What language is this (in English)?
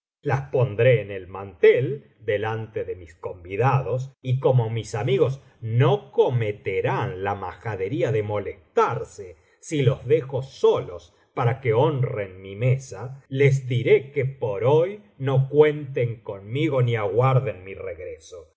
Spanish